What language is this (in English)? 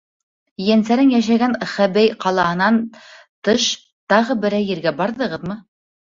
Bashkir